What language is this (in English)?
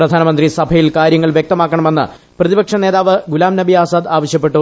Malayalam